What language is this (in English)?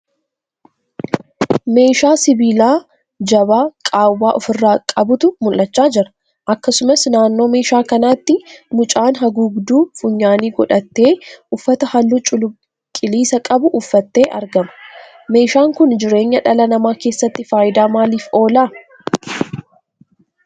Oromo